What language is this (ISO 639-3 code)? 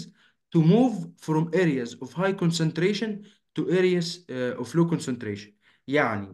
ara